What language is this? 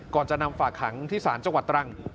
Thai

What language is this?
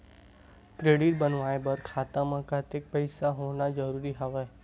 Chhattisgarhi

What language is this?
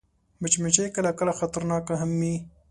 Pashto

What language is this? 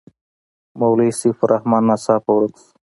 Pashto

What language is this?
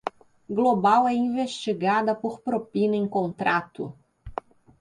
Portuguese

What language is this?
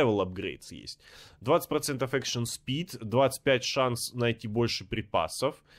Russian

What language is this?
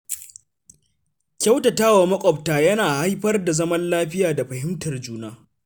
Hausa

